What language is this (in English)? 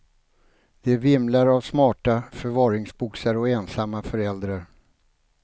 Swedish